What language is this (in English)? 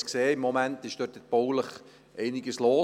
Swiss German